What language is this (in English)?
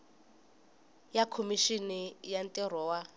Tsonga